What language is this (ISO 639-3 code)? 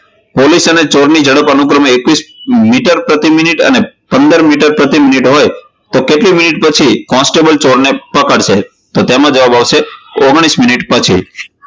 guj